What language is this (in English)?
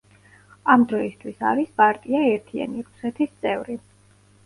Georgian